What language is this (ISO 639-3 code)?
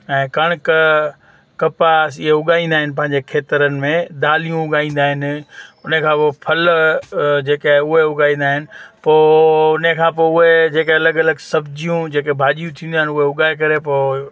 snd